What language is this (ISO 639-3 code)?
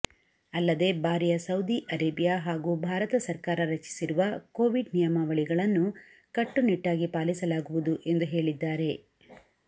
kan